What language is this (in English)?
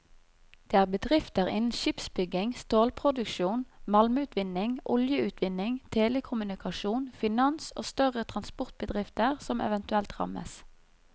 Norwegian